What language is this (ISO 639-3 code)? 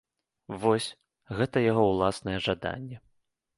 bel